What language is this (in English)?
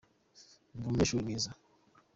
Kinyarwanda